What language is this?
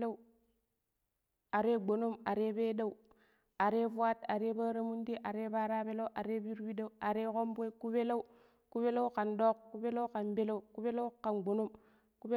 Pero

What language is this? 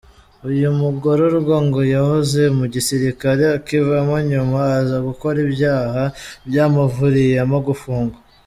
Kinyarwanda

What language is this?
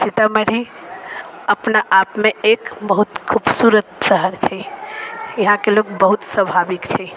Maithili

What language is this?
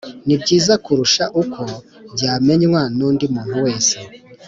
Kinyarwanda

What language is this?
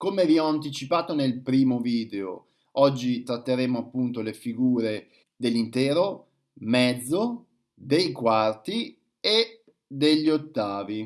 Italian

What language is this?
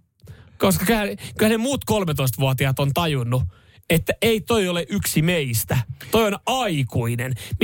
Finnish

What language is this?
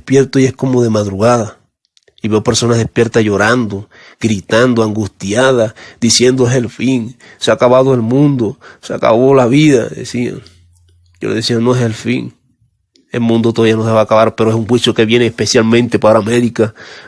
Spanish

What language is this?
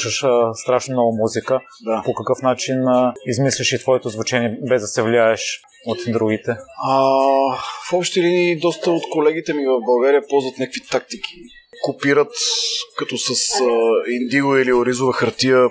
Bulgarian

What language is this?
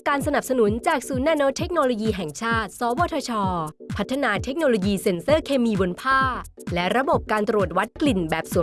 Thai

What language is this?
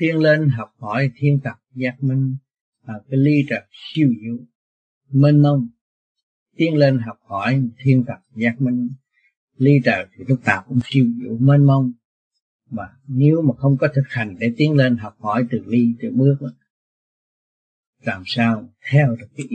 Vietnamese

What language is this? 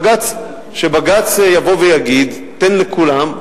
Hebrew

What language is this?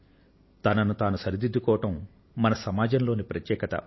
Telugu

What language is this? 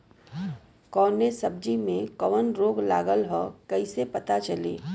Bhojpuri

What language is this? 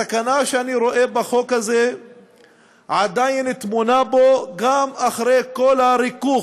Hebrew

